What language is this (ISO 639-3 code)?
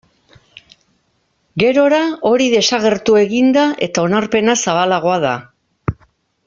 eus